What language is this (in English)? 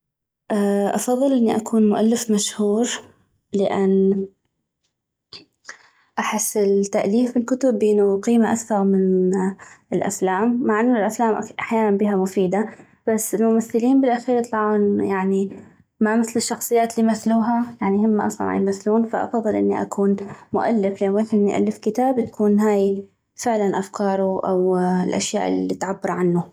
North Mesopotamian Arabic